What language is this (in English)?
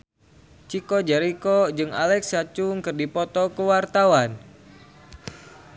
Sundanese